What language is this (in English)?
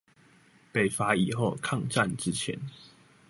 Chinese